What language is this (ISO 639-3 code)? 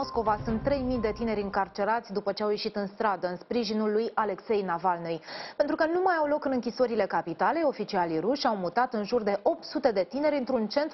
ron